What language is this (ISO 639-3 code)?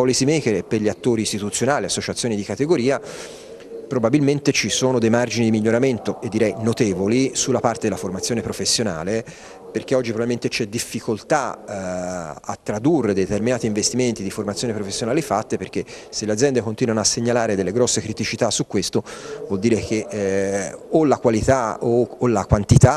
ita